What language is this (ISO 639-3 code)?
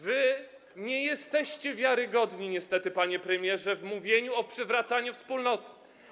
pol